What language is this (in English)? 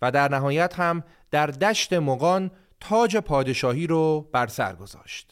Persian